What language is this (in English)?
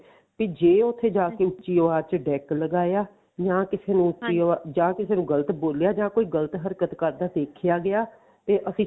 Punjabi